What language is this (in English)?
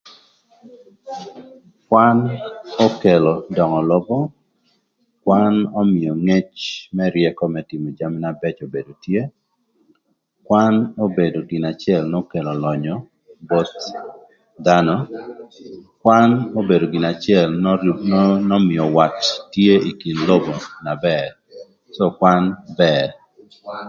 Thur